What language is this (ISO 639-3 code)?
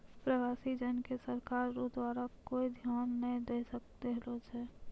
mai